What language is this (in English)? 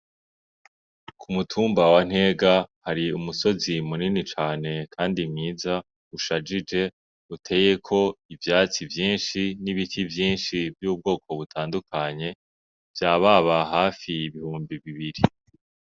Rundi